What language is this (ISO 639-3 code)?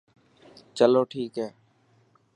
mki